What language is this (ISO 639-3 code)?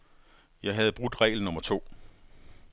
dan